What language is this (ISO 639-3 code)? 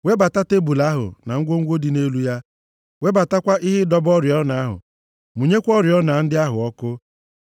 ibo